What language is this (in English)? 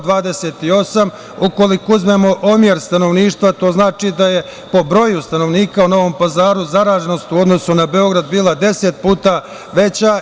Serbian